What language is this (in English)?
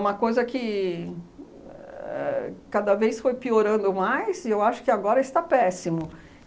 Portuguese